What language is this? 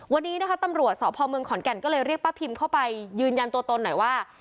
Thai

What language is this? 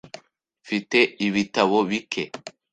Kinyarwanda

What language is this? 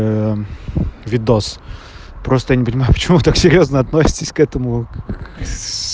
Russian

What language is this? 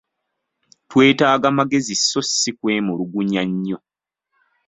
Ganda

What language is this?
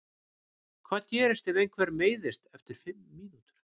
Icelandic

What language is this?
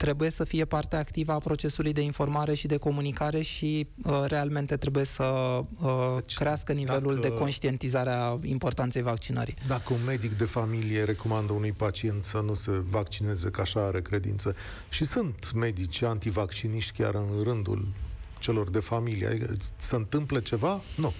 Romanian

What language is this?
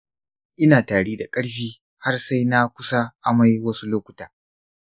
Hausa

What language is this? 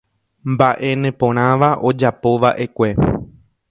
Guarani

